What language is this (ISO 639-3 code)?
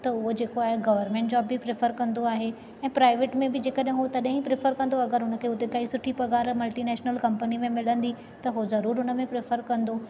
snd